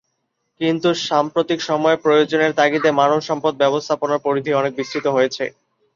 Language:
Bangla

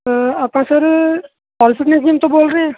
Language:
Punjabi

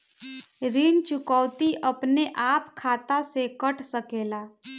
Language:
Bhojpuri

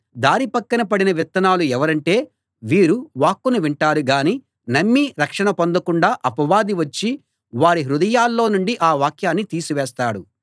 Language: Telugu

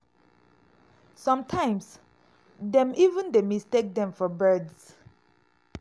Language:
Nigerian Pidgin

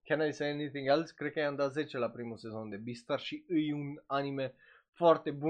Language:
Romanian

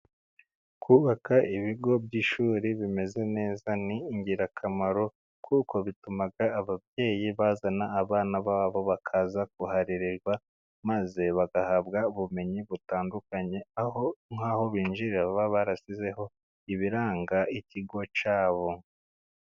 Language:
Kinyarwanda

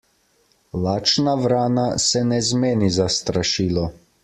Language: Slovenian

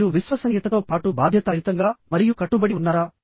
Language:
Telugu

